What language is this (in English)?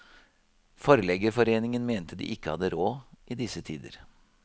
Norwegian